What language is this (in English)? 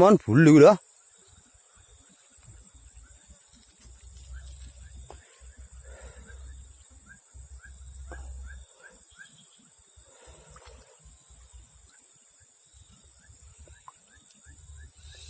Indonesian